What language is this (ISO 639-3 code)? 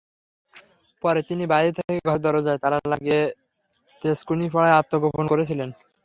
ben